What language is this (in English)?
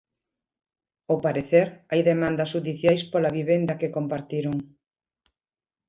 Galician